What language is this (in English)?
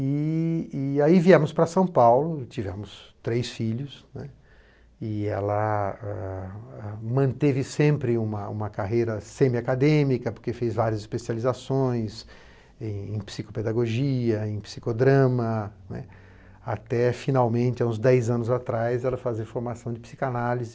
Portuguese